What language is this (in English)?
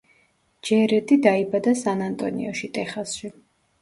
Georgian